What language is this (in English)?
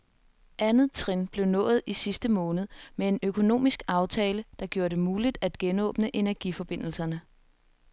Danish